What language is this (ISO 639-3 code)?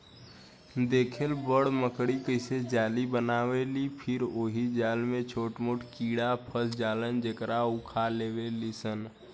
bho